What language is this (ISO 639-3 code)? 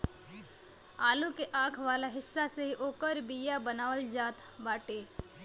bho